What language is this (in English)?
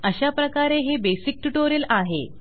Marathi